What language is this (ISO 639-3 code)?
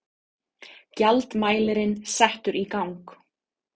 isl